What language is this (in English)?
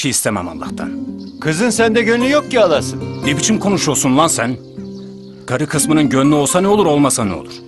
Turkish